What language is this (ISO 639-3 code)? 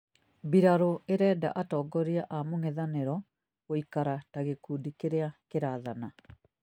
kik